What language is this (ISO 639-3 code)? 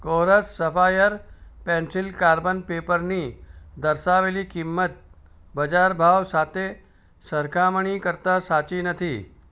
guj